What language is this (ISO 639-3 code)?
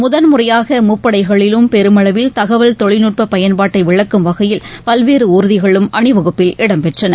tam